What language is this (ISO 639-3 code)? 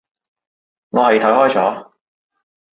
yue